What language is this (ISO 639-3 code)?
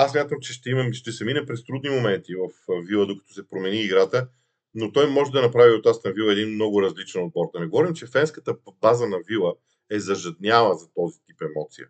bul